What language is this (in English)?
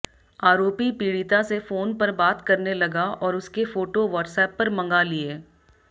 Hindi